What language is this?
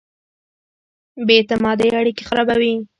Pashto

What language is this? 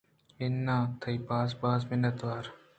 Eastern Balochi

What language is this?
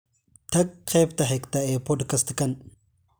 Somali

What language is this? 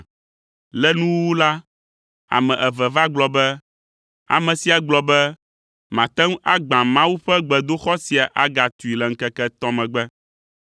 Ewe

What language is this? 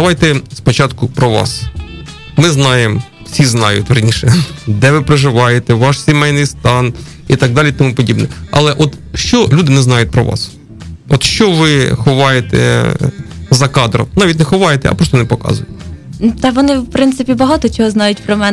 Ukrainian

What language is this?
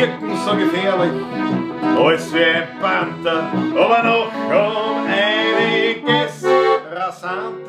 Dutch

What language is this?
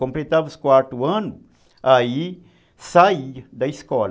Portuguese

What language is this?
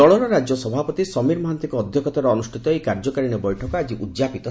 Odia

